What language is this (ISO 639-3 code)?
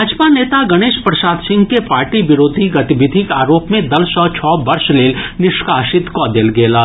mai